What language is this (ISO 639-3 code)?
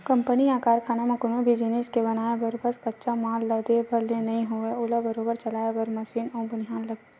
hne